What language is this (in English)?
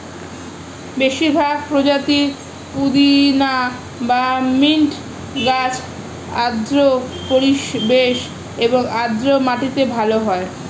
Bangla